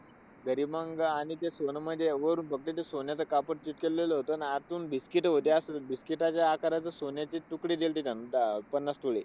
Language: Marathi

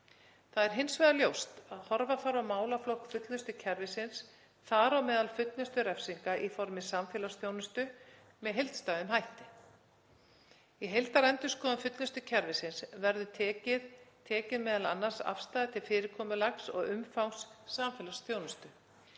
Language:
Icelandic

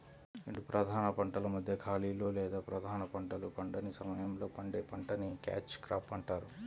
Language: Telugu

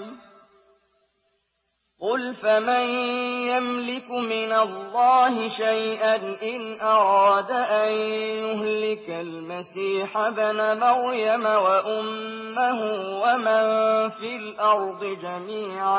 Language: Arabic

